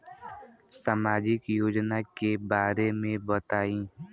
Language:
Bhojpuri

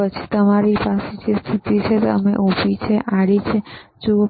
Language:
Gujarati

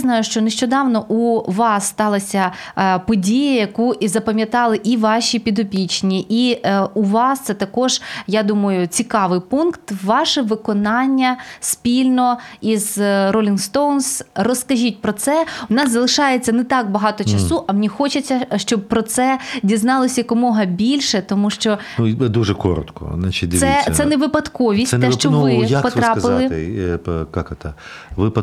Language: Ukrainian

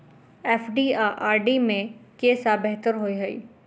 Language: Maithili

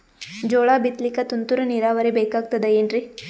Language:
Kannada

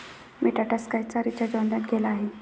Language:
Marathi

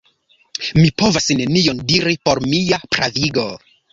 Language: Esperanto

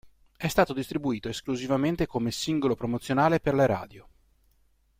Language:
Italian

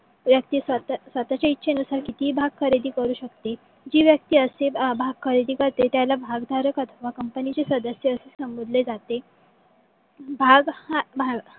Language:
Marathi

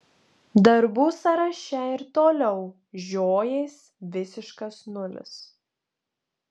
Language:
Lithuanian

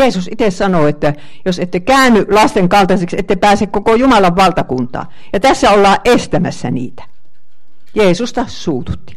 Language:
Finnish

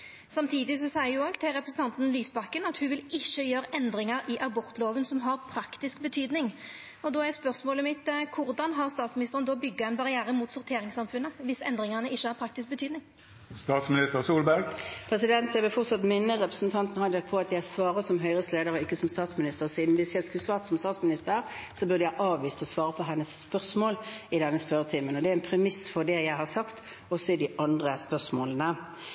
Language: Norwegian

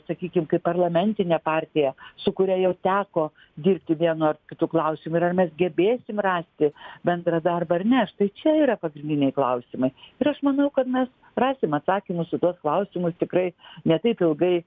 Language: Lithuanian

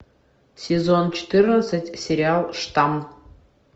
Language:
Russian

